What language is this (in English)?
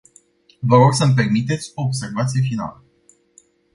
Romanian